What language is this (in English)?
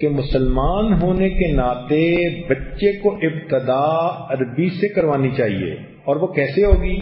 Hindi